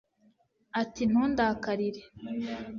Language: Kinyarwanda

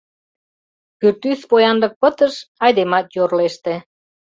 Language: Mari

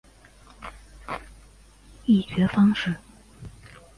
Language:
Chinese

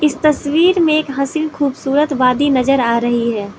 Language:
Hindi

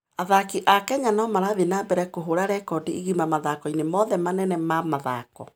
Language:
Kikuyu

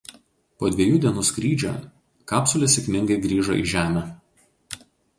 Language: Lithuanian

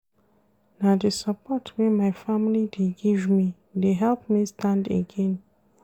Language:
Nigerian Pidgin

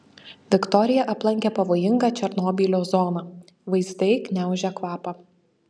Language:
Lithuanian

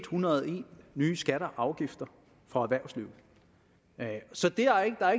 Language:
Danish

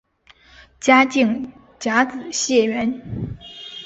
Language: Chinese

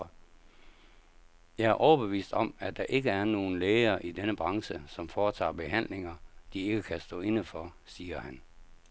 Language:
Danish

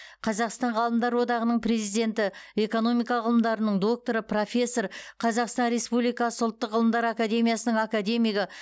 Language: Kazakh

